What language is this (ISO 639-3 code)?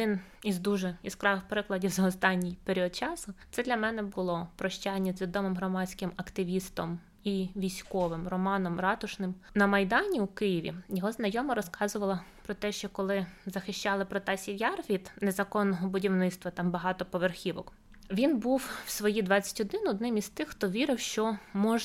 ukr